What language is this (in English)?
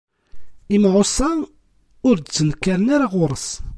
Kabyle